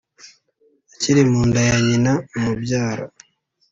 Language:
Kinyarwanda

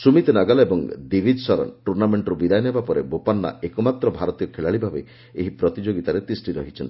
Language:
Odia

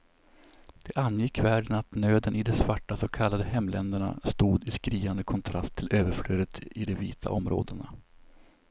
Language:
Swedish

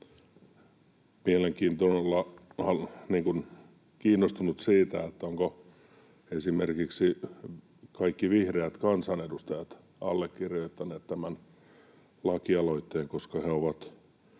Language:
Finnish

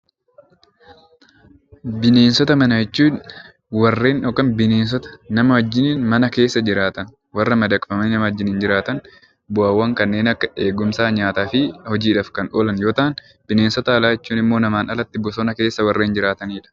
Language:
Oromo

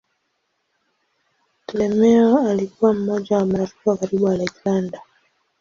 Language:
Swahili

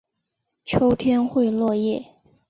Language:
Chinese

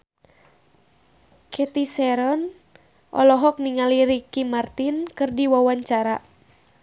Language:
Sundanese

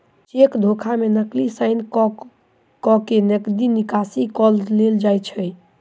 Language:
Maithili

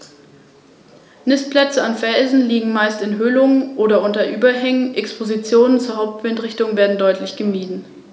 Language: German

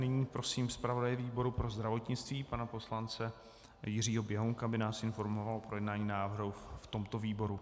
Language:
Czech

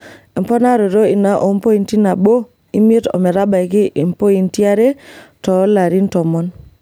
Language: Masai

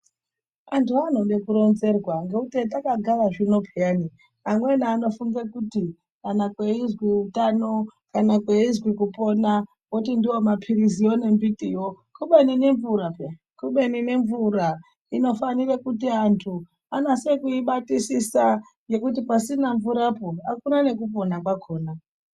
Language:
Ndau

